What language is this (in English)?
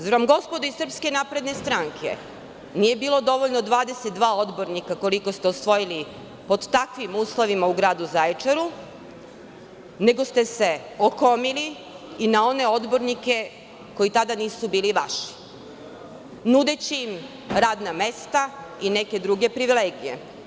Serbian